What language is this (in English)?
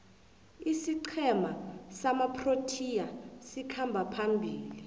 South Ndebele